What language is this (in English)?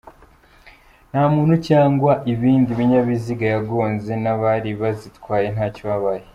Kinyarwanda